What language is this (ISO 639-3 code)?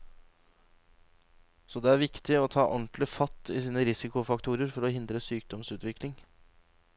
nor